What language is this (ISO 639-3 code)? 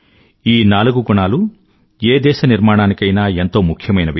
tel